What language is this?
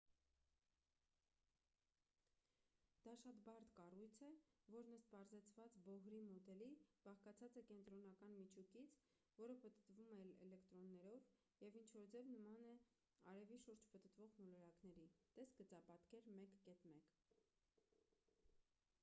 Armenian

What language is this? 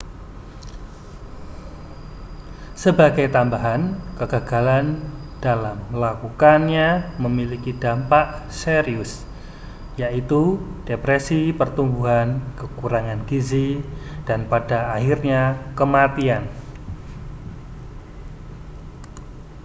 Indonesian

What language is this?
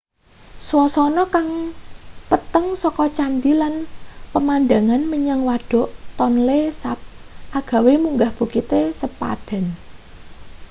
Javanese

